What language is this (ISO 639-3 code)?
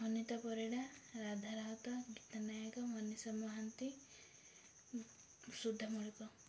ori